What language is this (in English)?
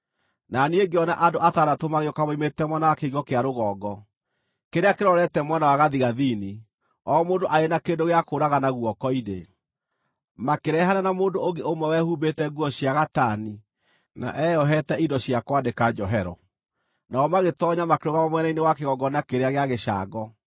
Kikuyu